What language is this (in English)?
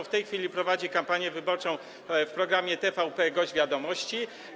Polish